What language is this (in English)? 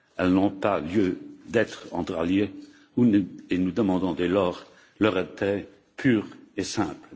French